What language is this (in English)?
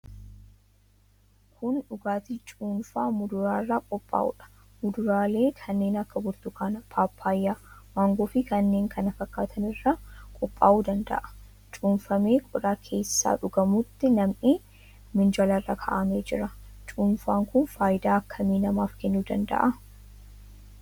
Oromo